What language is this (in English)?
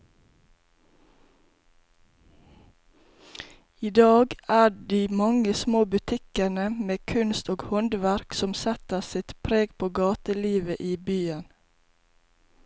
Norwegian